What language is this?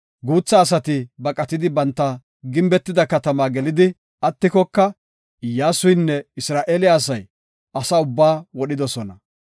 Gofa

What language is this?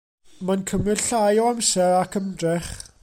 Welsh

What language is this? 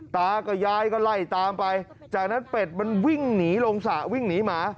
Thai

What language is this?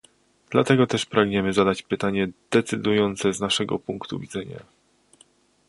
Polish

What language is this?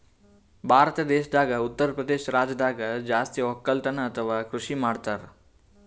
Kannada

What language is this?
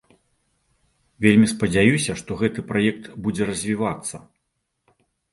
Belarusian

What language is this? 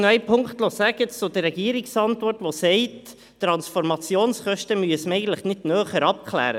Swiss German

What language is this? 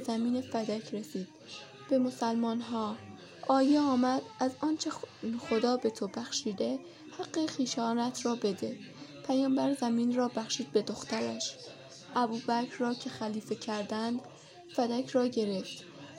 Persian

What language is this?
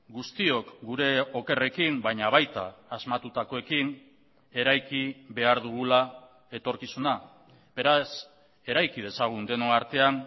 Basque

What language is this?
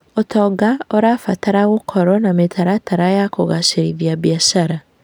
Kikuyu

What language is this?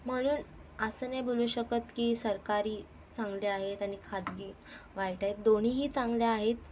Marathi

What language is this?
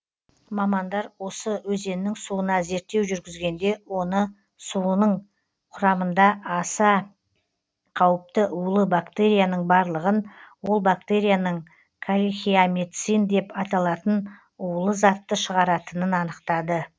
Kazakh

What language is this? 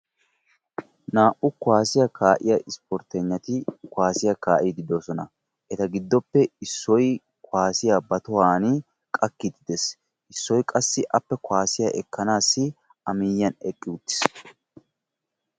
Wolaytta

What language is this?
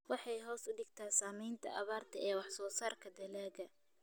Somali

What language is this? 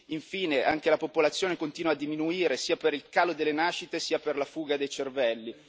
Italian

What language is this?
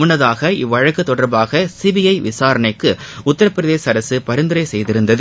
Tamil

